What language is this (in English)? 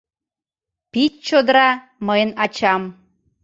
Mari